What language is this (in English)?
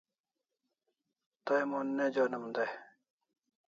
Kalasha